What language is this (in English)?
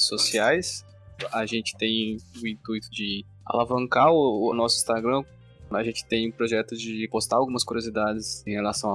Portuguese